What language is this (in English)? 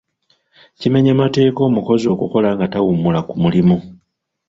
Ganda